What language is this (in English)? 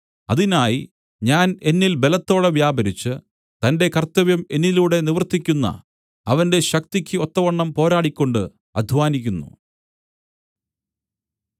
Malayalam